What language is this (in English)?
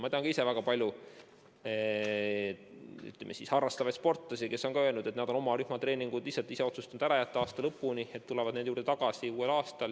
Estonian